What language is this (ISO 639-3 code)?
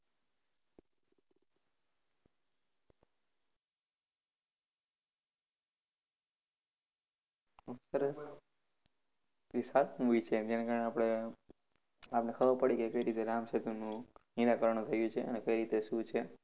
guj